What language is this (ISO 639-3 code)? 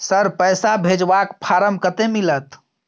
mai